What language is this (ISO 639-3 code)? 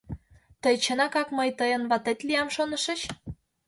chm